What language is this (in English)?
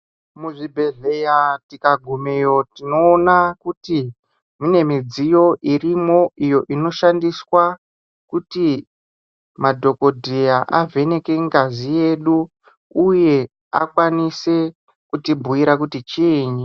Ndau